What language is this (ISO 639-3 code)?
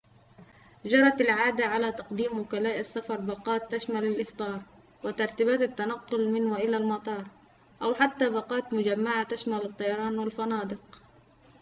ara